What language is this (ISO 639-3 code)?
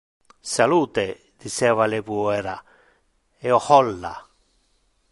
ina